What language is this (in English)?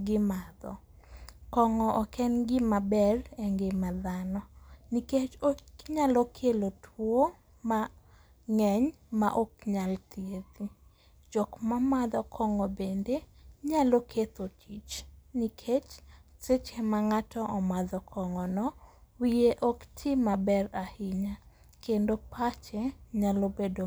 Luo (Kenya and Tanzania)